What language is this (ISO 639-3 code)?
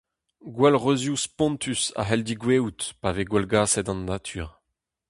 bre